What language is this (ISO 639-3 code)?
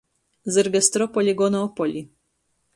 ltg